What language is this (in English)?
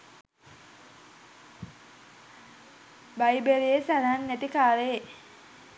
Sinhala